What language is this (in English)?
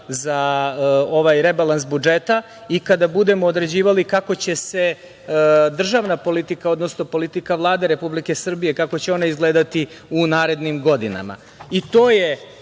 Serbian